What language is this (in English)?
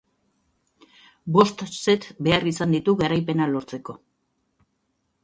Basque